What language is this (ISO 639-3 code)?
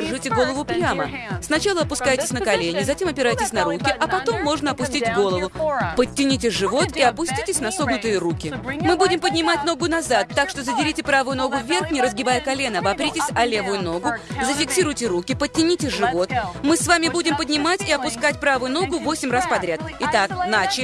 rus